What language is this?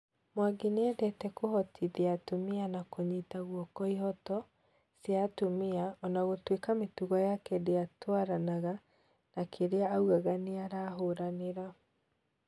Kikuyu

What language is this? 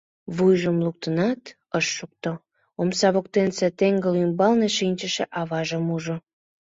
Mari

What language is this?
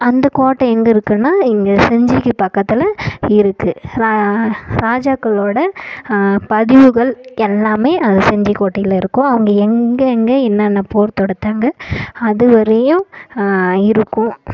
Tamil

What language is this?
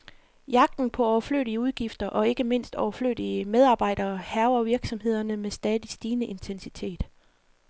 Danish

